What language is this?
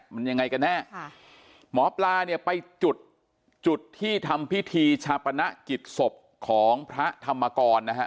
Thai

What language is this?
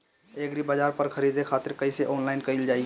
Bhojpuri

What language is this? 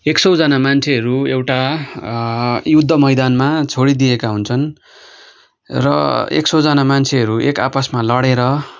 Nepali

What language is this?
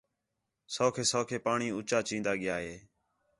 Khetrani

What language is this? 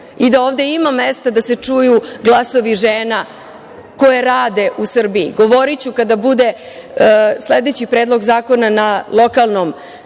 Serbian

